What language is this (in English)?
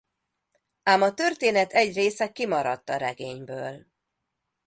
Hungarian